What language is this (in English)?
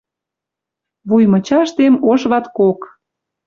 Western Mari